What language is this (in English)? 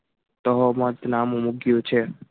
Gujarati